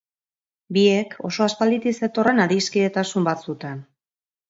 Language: Basque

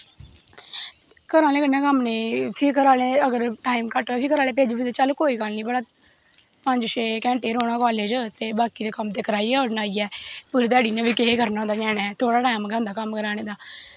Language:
Dogri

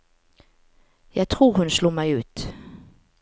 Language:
Norwegian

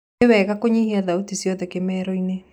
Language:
Kikuyu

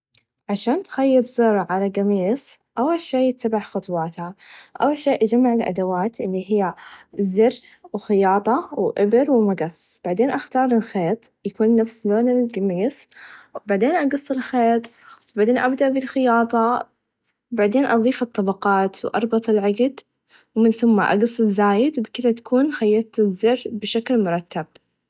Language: Najdi Arabic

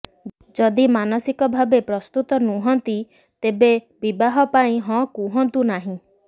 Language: Odia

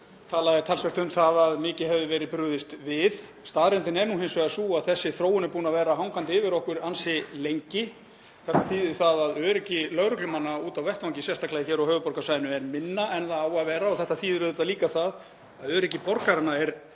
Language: Icelandic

